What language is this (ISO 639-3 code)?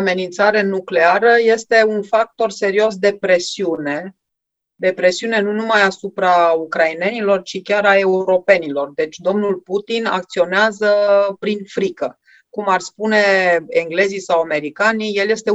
ron